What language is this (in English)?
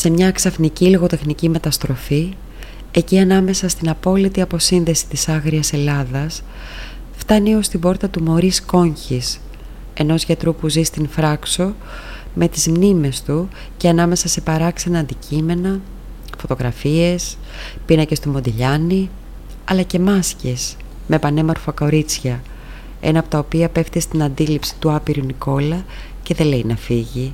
Greek